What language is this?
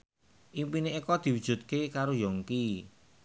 Javanese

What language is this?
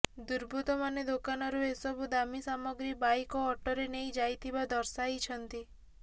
Odia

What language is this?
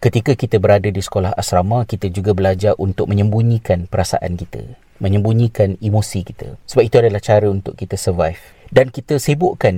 Malay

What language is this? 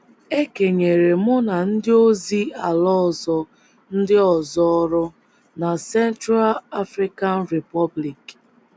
Igbo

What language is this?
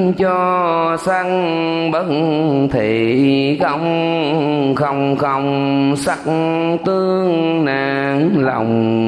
Vietnamese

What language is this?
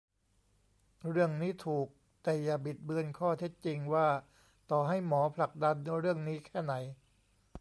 Thai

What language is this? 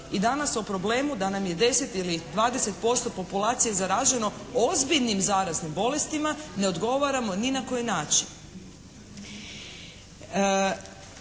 Croatian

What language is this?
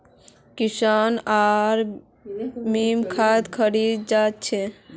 Magahi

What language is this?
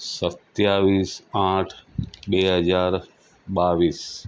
Gujarati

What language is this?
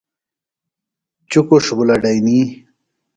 Phalura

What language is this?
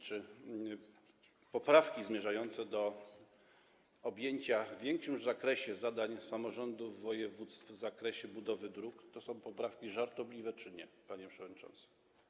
Polish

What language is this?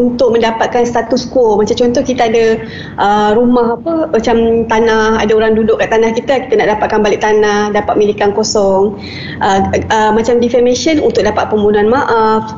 Malay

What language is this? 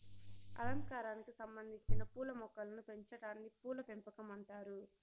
Telugu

